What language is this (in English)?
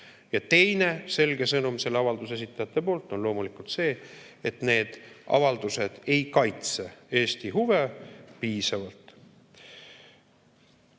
Estonian